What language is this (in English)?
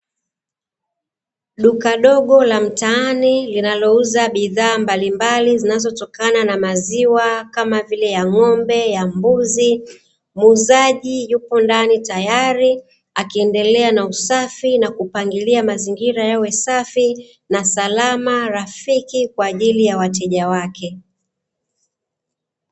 Swahili